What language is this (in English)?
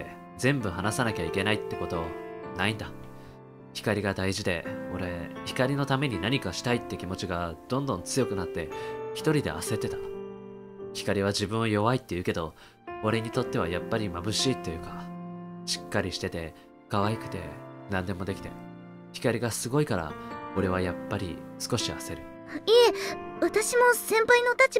Japanese